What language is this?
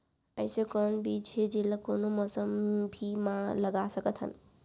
Chhattisgarhi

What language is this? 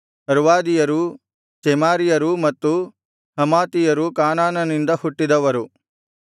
Kannada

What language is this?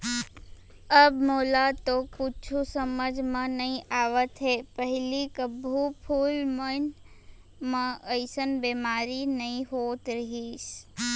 Chhattisgarhi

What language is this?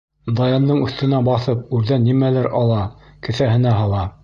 Bashkir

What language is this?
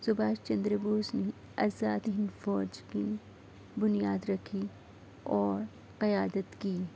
Urdu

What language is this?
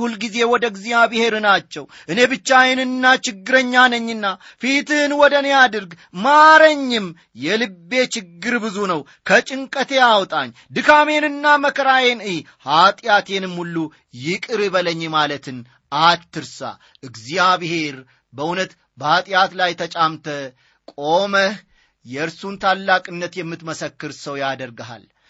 Amharic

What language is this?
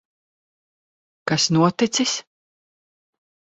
Latvian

